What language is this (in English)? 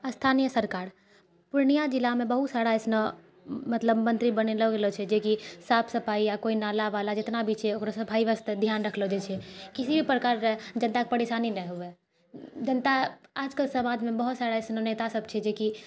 Maithili